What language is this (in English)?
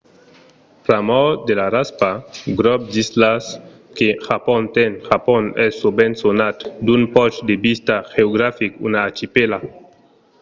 Occitan